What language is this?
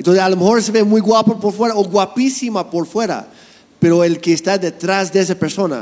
Spanish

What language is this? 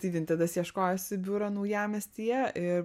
Lithuanian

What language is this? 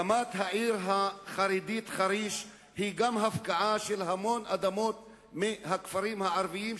Hebrew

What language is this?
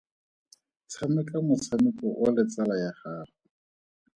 Tswana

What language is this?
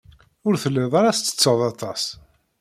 Kabyle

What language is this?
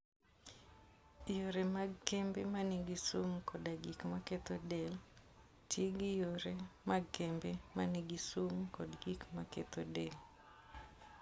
Luo (Kenya and Tanzania)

